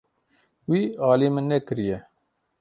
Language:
Kurdish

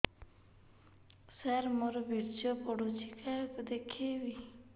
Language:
Odia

